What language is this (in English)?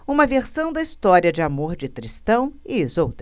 Portuguese